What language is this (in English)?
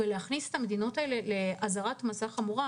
Hebrew